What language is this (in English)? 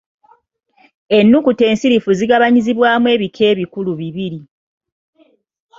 Ganda